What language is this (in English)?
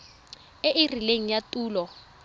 Tswana